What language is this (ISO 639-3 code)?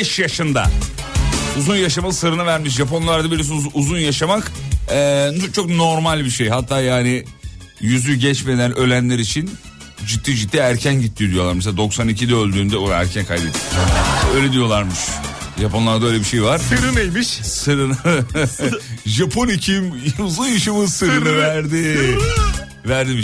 tur